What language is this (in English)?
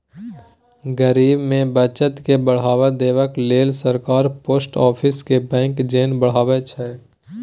Maithili